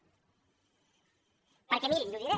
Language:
Catalan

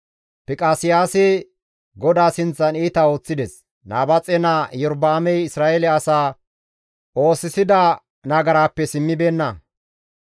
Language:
Gamo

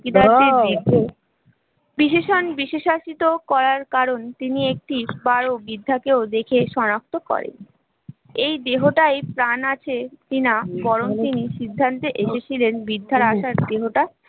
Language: Bangla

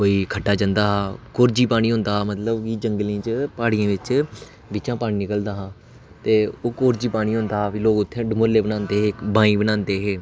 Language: Dogri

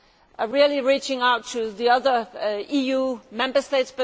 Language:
English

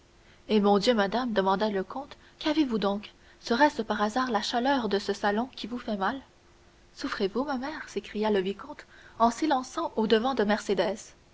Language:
French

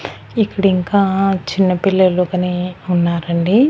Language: Telugu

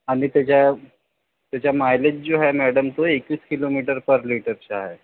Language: Marathi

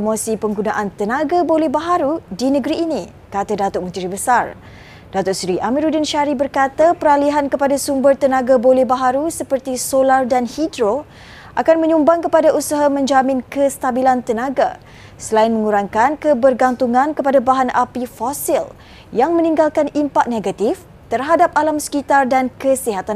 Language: Malay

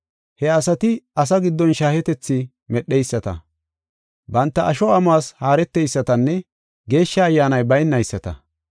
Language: Gofa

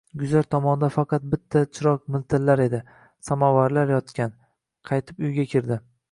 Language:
Uzbek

